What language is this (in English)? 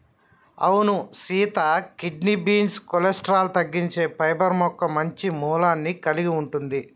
Telugu